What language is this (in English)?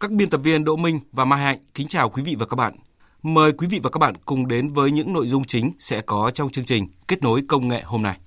Vietnamese